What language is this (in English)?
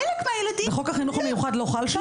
Hebrew